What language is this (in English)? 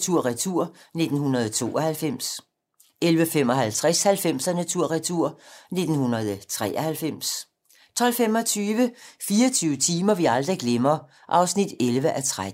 Danish